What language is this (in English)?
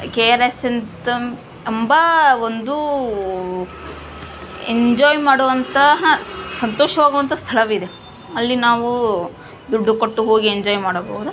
Kannada